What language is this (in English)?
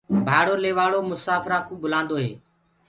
Gurgula